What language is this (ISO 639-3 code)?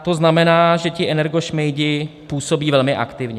ces